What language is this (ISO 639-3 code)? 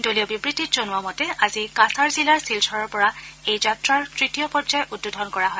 asm